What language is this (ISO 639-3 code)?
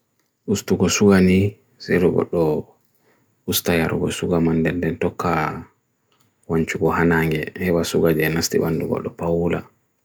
fui